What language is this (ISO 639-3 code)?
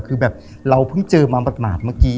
tha